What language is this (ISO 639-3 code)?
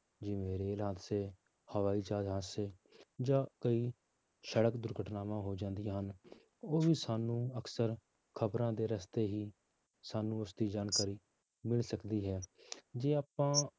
pan